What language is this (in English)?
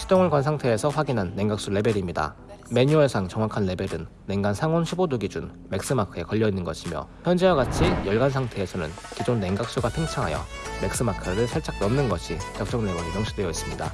Korean